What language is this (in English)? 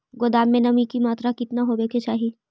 Magahi